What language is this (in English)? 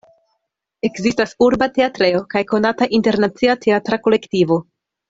Esperanto